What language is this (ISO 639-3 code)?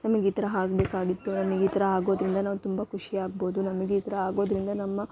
kan